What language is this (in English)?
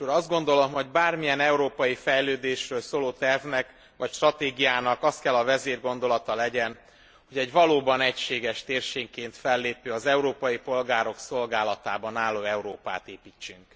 Hungarian